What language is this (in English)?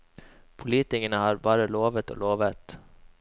Norwegian